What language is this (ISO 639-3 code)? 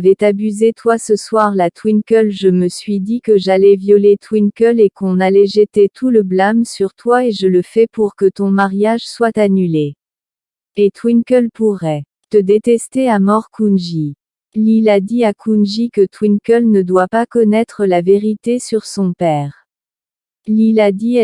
fra